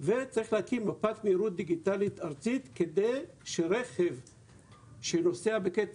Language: Hebrew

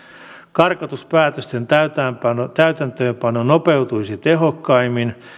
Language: Finnish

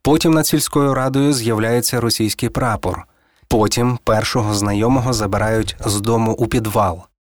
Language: Ukrainian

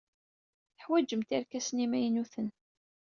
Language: Kabyle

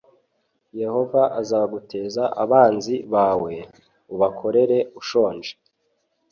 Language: Kinyarwanda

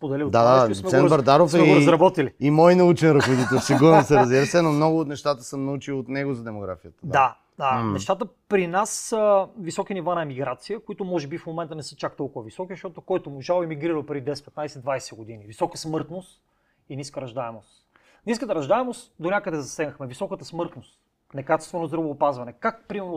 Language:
Bulgarian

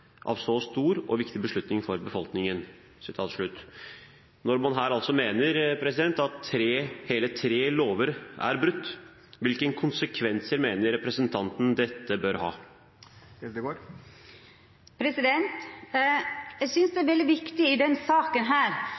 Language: Norwegian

